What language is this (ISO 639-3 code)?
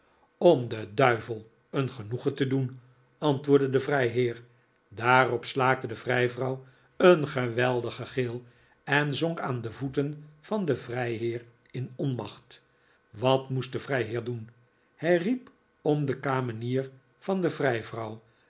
nld